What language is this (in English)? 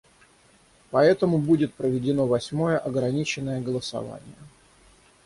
Russian